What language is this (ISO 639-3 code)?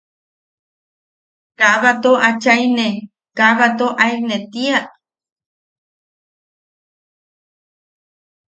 yaq